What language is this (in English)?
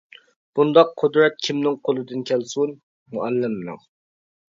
Uyghur